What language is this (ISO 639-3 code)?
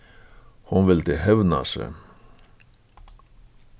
fao